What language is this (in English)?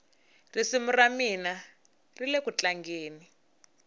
Tsonga